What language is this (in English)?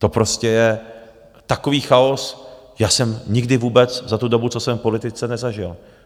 Czech